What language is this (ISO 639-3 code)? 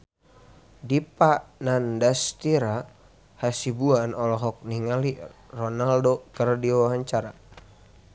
sun